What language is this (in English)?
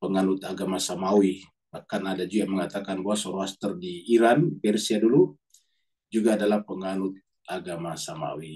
Indonesian